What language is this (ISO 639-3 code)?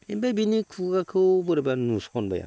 brx